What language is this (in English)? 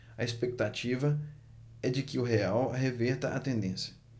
Portuguese